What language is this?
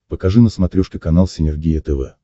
Russian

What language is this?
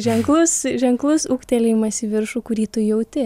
Lithuanian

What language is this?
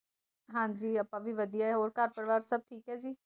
Punjabi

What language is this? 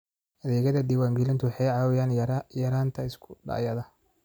Somali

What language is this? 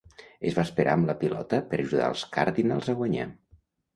Catalan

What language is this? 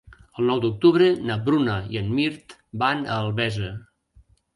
Catalan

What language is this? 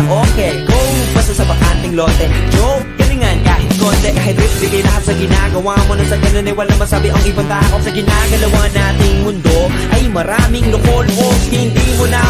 Arabic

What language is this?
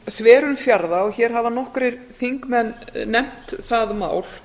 Icelandic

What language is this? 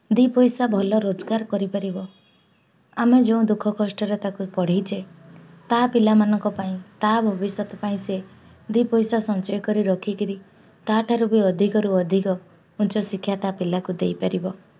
Odia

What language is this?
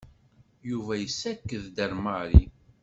Kabyle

